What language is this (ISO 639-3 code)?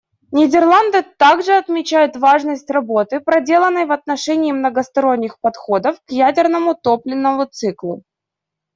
rus